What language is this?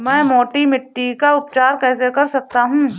Hindi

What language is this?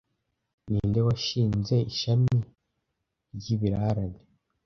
Kinyarwanda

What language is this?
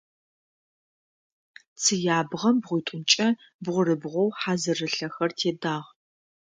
Adyghe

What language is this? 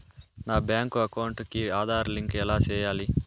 Telugu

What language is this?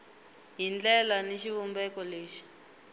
Tsonga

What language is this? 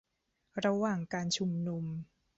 Thai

